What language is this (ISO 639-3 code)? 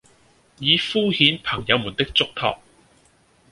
yue